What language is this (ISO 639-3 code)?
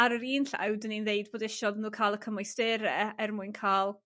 cym